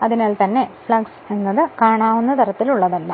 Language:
Malayalam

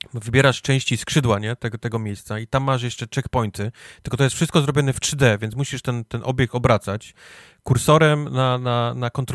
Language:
Polish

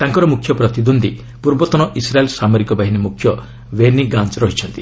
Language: Odia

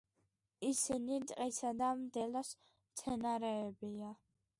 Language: Georgian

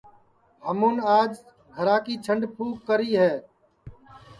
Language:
Sansi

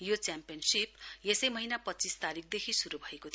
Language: Nepali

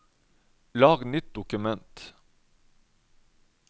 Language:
Norwegian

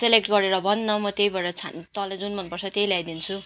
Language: Nepali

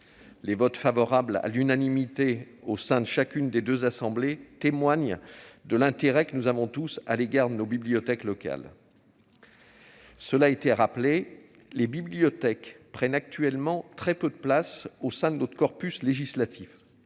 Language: French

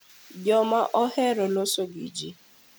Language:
Luo (Kenya and Tanzania)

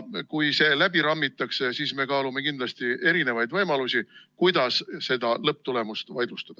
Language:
Estonian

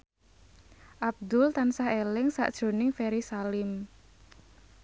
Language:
Javanese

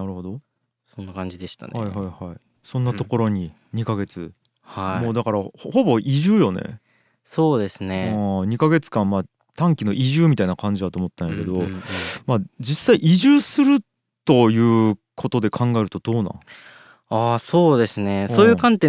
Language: Japanese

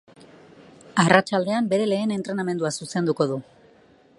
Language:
Basque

